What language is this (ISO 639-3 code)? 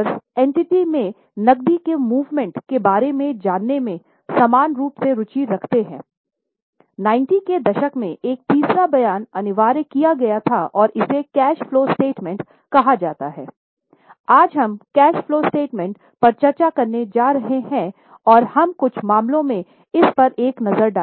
hin